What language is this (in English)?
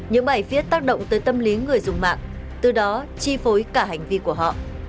Vietnamese